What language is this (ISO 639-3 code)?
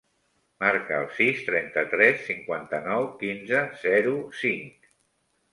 cat